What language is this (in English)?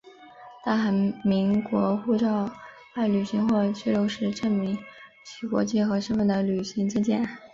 Chinese